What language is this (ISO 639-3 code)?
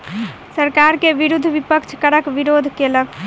mai